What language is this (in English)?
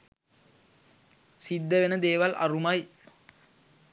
Sinhala